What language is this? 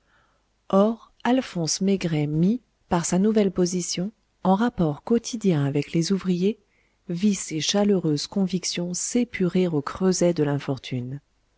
French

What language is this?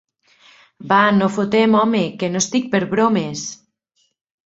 Catalan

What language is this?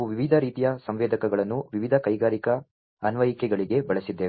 Kannada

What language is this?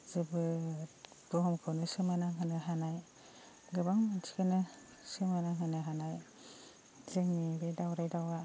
Bodo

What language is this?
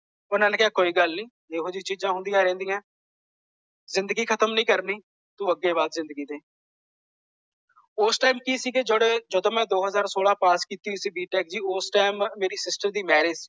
Punjabi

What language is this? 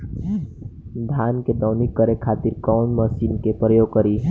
Bhojpuri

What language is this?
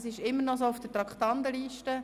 Swiss German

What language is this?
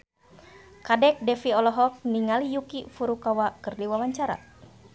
Sundanese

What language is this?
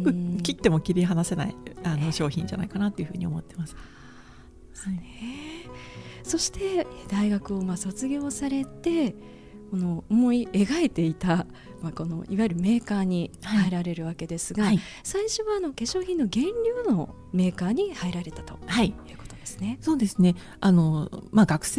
Japanese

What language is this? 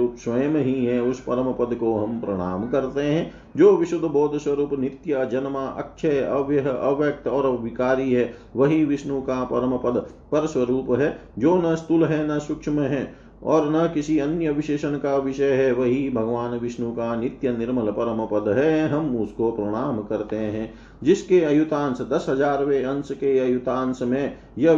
Hindi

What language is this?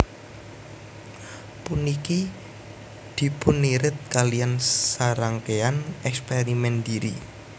Javanese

